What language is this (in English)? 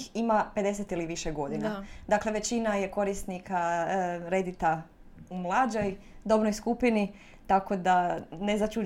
Croatian